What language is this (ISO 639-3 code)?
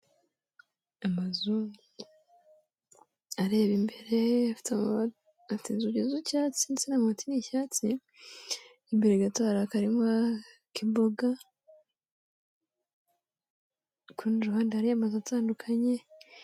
kin